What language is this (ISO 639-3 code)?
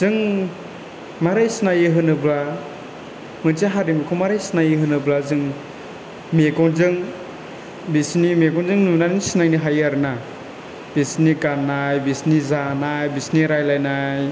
brx